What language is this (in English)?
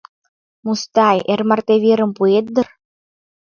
Mari